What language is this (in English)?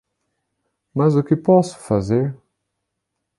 Portuguese